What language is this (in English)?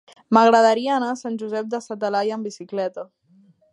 Catalan